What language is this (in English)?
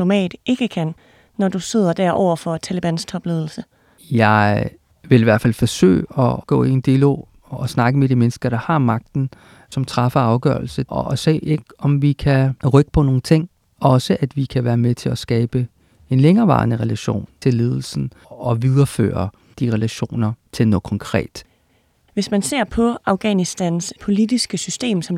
Danish